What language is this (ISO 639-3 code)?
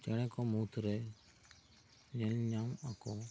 sat